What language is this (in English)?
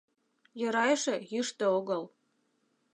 Mari